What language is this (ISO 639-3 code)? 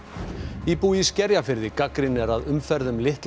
isl